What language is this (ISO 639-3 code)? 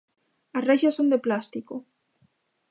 glg